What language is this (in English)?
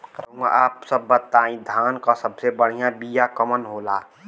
Bhojpuri